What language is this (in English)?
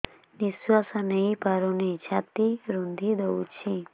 Odia